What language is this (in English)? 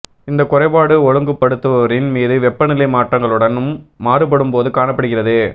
Tamil